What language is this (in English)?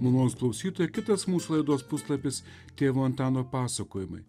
Lithuanian